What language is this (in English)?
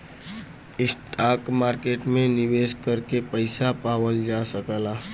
Bhojpuri